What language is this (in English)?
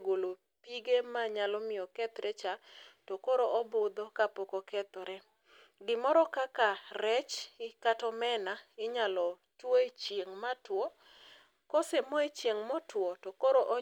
Luo (Kenya and Tanzania)